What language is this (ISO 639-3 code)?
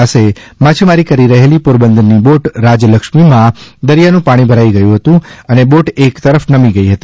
guj